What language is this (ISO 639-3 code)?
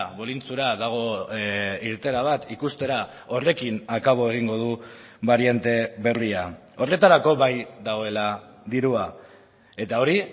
eus